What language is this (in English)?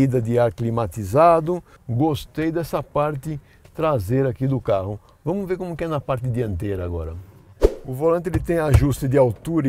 Portuguese